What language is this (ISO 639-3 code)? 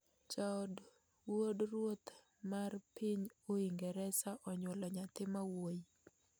luo